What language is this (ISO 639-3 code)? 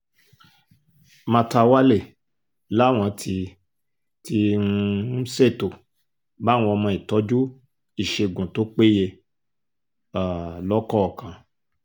yor